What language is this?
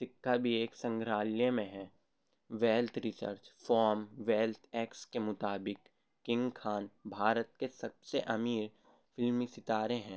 Urdu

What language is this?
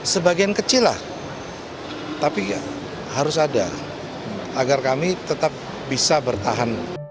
Indonesian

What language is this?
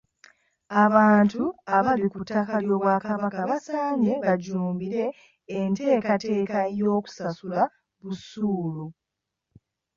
Ganda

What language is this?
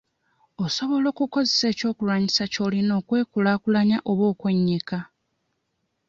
Ganda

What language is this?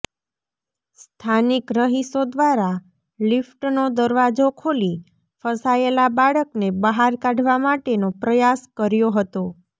Gujarati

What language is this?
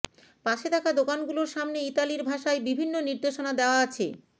Bangla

